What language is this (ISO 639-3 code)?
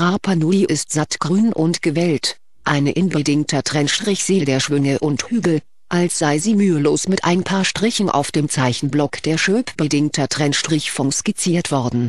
deu